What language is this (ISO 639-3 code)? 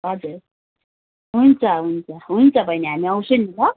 nep